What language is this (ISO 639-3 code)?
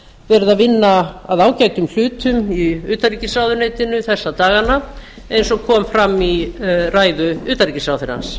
isl